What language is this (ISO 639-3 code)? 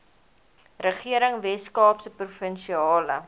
afr